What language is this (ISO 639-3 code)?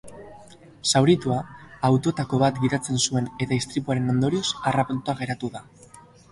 eus